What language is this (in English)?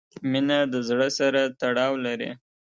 Pashto